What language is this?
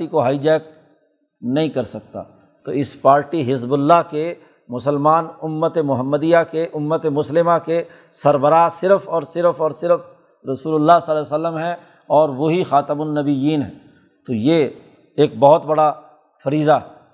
Urdu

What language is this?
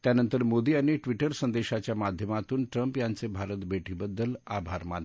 Marathi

